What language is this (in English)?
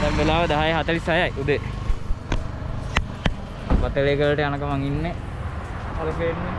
Sinhala